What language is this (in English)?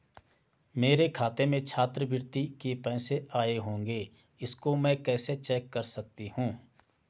Hindi